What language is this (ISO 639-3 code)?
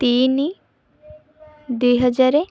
ori